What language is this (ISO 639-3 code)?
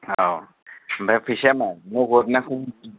brx